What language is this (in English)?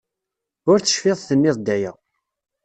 Kabyle